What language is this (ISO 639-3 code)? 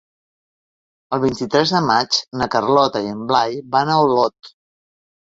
cat